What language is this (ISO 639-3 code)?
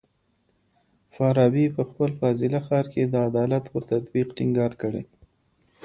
pus